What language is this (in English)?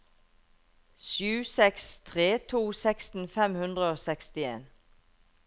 Norwegian